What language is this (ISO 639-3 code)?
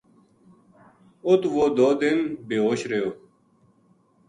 gju